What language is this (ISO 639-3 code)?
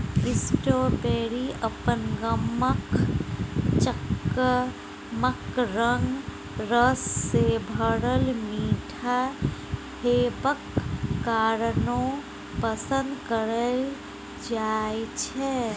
mai